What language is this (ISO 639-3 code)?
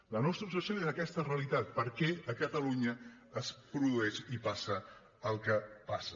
cat